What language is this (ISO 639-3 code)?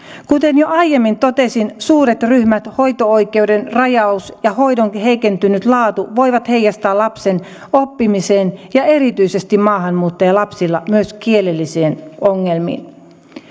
fin